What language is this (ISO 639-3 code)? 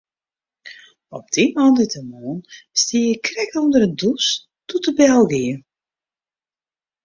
fry